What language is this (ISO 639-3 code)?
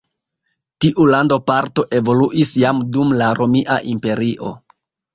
epo